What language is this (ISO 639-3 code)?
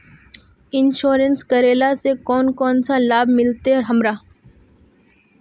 mag